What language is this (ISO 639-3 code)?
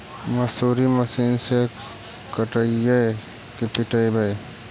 mag